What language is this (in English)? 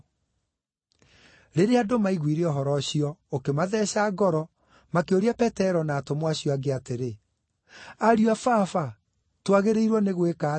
Kikuyu